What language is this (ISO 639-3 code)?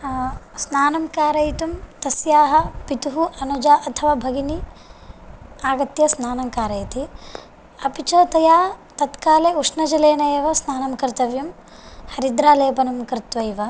san